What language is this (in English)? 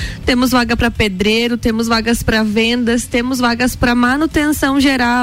Portuguese